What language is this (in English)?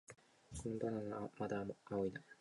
Japanese